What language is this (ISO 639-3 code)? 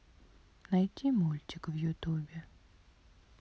rus